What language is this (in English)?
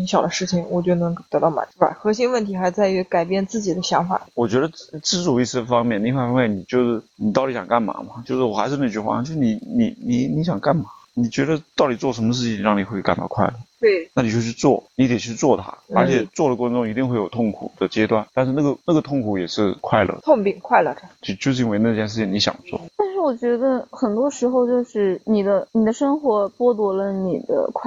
Chinese